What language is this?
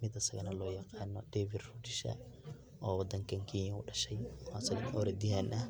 Somali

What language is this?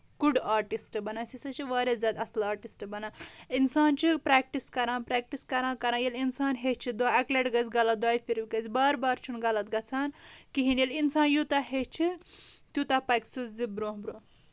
Kashmiri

